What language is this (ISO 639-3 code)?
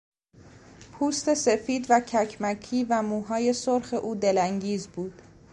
fas